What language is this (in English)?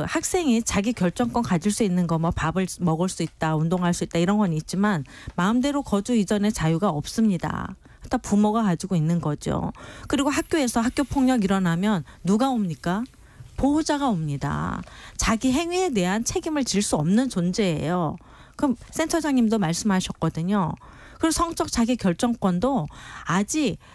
Korean